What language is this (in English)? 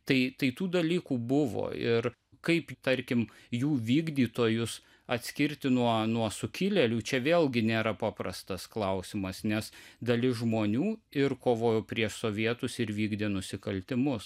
Lithuanian